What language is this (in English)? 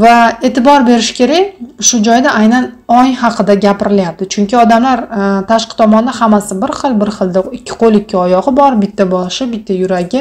Turkish